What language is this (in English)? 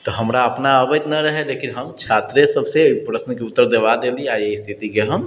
Maithili